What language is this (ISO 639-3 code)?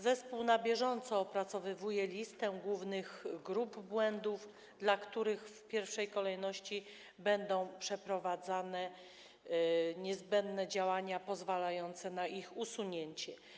pol